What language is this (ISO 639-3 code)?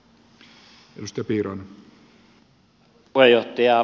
fin